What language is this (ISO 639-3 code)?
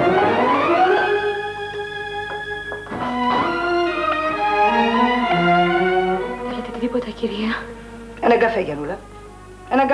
ell